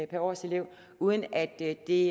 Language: Danish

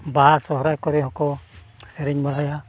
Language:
Santali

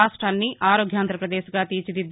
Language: Telugu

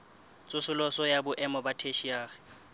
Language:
Southern Sotho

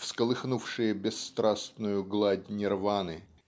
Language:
Russian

